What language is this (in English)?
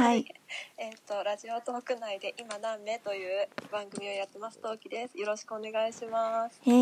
Japanese